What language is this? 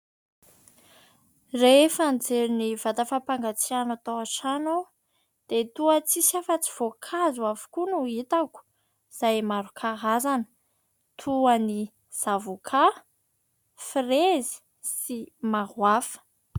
Malagasy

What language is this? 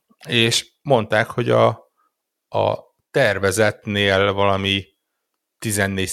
Hungarian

